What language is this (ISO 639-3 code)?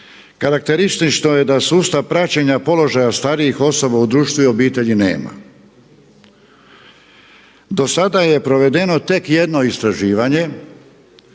hrv